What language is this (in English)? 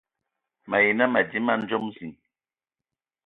Ewondo